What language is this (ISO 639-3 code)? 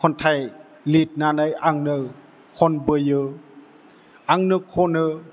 brx